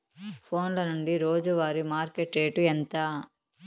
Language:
Telugu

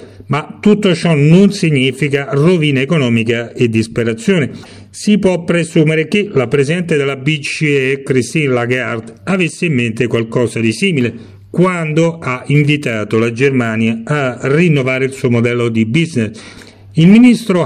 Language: Italian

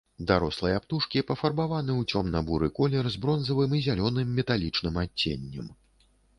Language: Belarusian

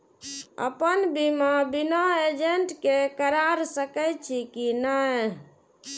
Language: Maithili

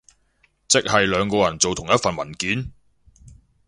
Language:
Cantonese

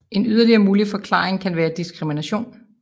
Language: Danish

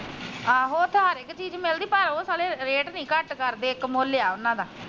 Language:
Punjabi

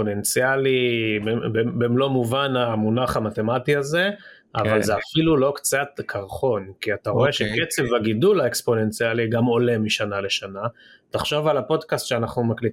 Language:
Hebrew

